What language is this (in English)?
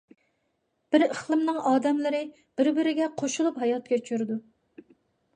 Uyghur